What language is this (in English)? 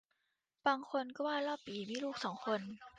Thai